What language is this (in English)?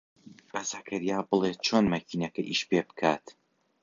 Central Kurdish